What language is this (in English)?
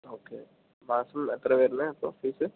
Malayalam